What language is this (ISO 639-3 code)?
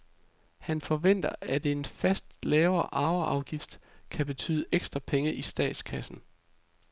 dan